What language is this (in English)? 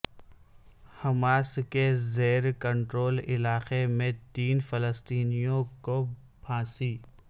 Urdu